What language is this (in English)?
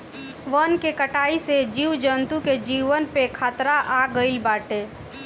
Bhojpuri